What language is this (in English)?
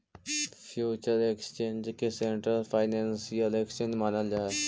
Magahi